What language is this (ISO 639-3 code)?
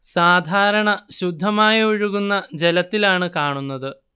mal